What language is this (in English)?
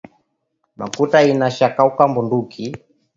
Swahili